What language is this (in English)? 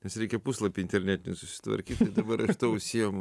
Lithuanian